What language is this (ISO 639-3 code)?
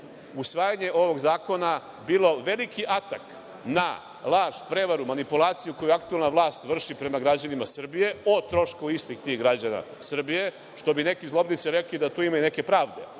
srp